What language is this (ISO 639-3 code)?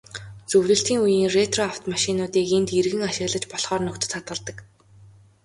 mon